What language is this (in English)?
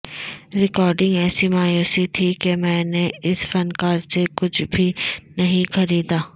Urdu